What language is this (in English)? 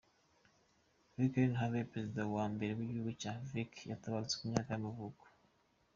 Kinyarwanda